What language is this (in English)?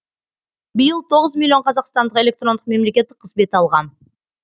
Kazakh